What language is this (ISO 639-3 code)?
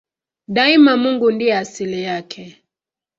swa